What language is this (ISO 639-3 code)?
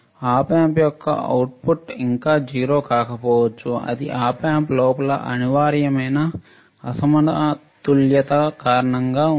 tel